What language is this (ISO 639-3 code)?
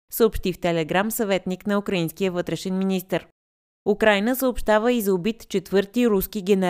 bul